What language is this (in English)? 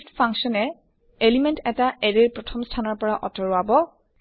Assamese